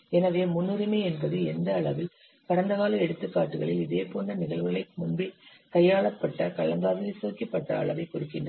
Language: Tamil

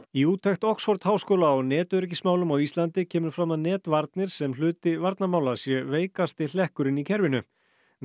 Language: Icelandic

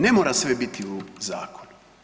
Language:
Croatian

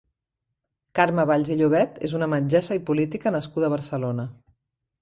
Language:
Catalan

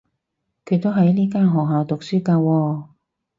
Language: Cantonese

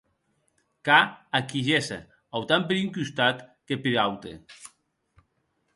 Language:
Occitan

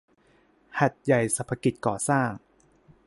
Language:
Thai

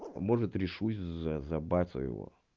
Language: Russian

